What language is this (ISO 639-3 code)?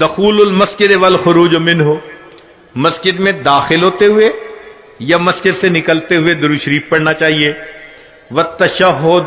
hin